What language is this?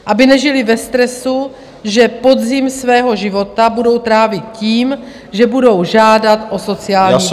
Czech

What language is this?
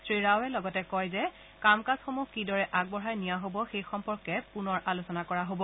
Assamese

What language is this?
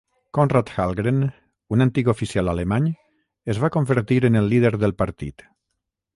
Catalan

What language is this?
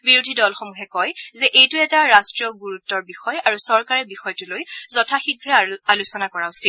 Assamese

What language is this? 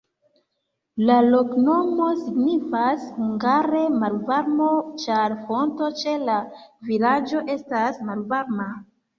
Esperanto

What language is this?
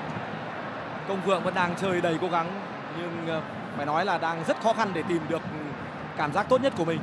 Vietnamese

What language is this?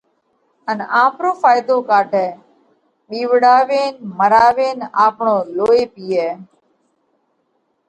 Parkari Koli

